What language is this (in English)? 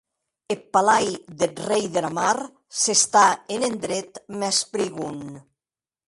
Occitan